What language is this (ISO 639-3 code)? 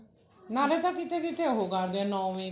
pan